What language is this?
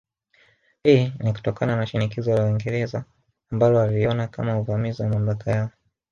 Swahili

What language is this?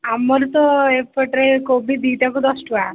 Odia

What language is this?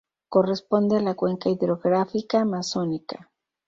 Spanish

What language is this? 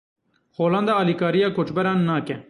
Kurdish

